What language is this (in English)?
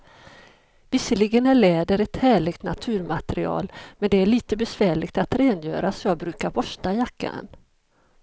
Swedish